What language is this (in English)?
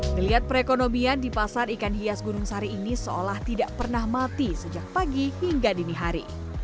Indonesian